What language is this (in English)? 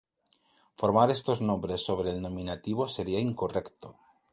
Spanish